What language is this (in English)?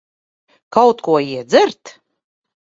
Latvian